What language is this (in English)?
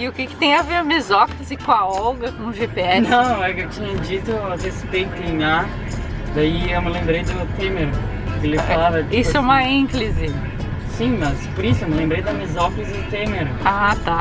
Portuguese